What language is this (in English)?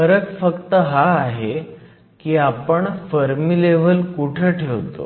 Marathi